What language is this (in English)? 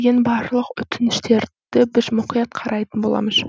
Kazakh